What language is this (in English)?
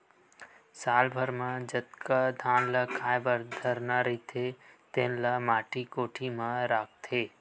Chhattisgarhi